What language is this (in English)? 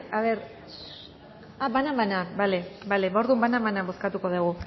Basque